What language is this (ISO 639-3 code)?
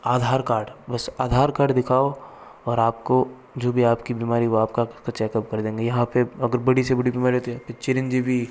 hin